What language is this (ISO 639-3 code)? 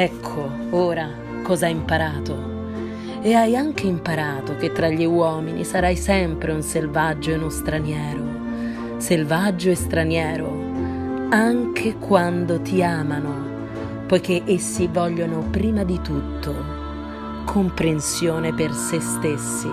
ita